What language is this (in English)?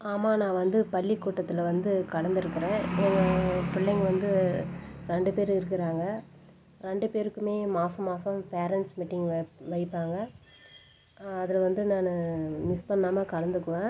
Tamil